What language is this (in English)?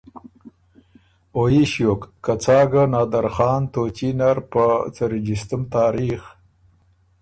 Ormuri